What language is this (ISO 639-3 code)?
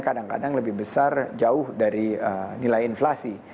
ind